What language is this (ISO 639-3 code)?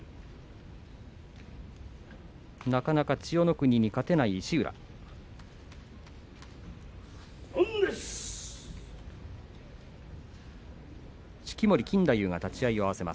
jpn